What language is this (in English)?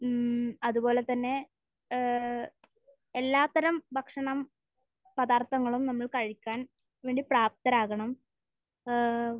Malayalam